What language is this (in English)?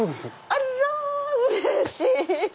Japanese